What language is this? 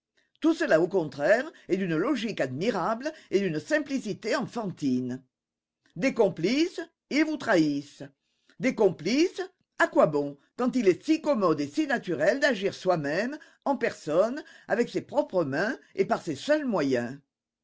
French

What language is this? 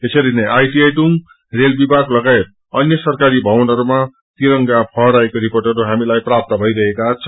Nepali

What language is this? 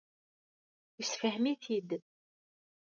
Kabyle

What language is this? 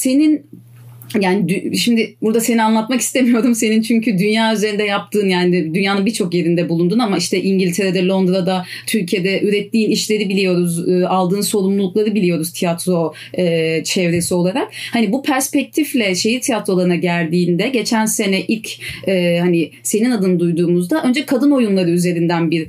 Turkish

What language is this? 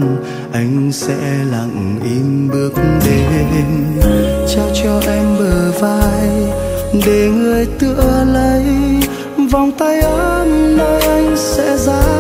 Vietnamese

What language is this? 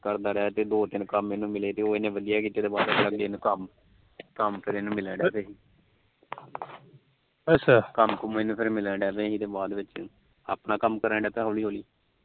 Punjabi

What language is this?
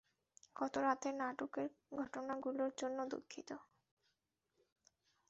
Bangla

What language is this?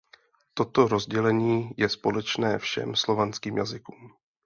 Czech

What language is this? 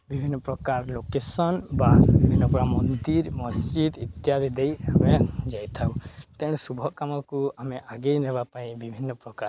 Odia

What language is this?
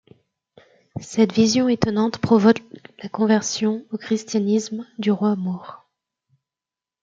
French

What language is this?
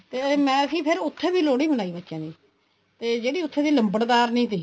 Punjabi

